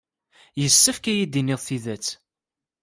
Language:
Kabyle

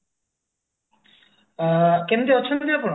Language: Odia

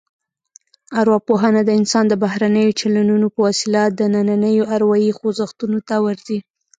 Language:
Pashto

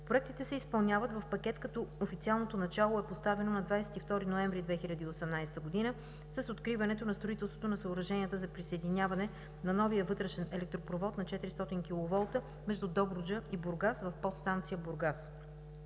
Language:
Bulgarian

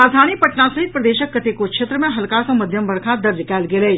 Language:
Maithili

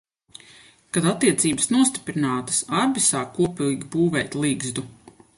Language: Latvian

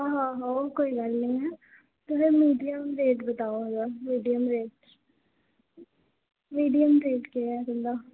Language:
Dogri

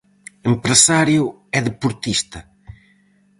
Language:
Galician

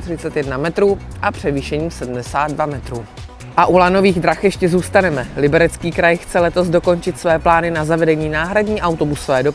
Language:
Czech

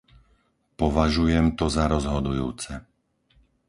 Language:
Slovak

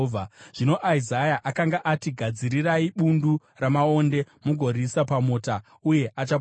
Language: Shona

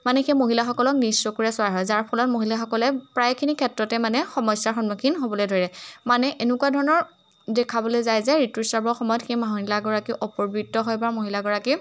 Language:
Assamese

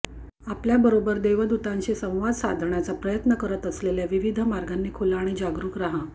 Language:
Marathi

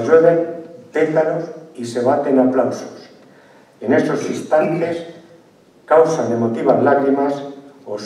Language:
Spanish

